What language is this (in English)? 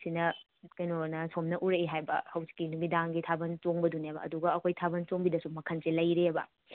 Manipuri